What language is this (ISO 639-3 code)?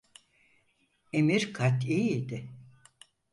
tur